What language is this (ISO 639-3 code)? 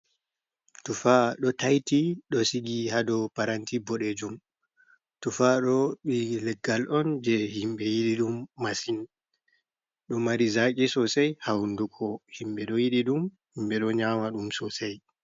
ful